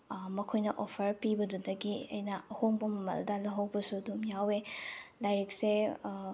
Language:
Manipuri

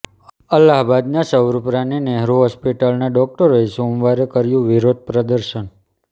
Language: Gujarati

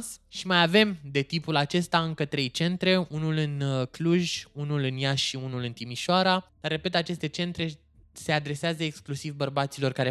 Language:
Romanian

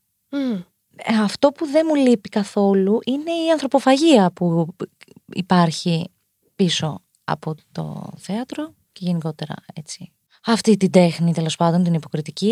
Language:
Greek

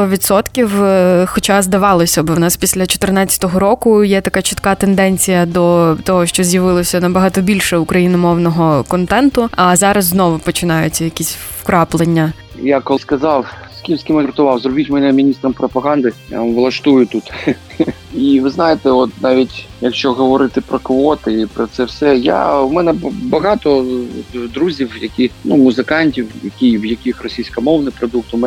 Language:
Ukrainian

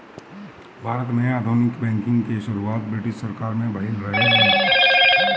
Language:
Bhojpuri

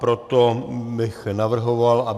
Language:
Czech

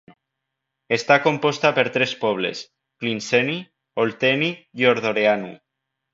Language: Catalan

